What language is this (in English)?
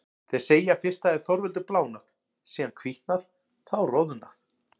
Icelandic